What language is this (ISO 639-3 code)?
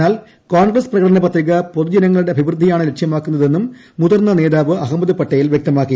mal